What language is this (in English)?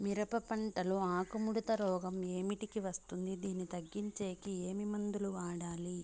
Telugu